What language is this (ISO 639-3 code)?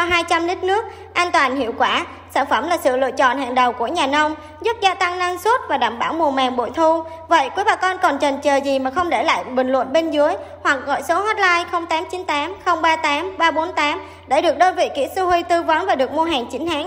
vie